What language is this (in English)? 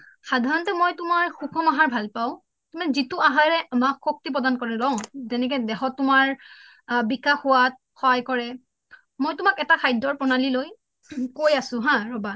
Assamese